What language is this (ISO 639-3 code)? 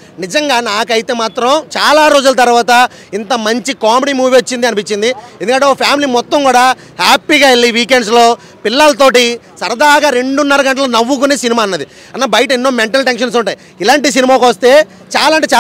tel